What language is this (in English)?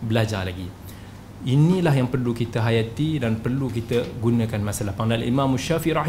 Malay